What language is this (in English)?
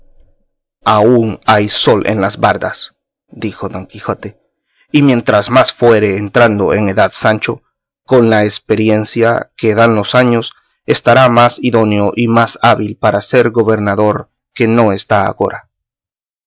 Spanish